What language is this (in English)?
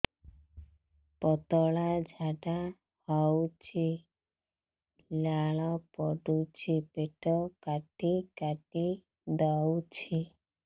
Odia